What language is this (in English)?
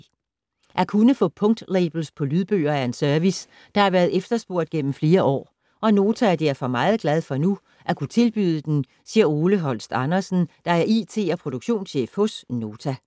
Danish